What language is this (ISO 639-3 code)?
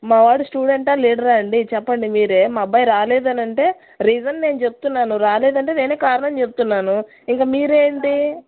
tel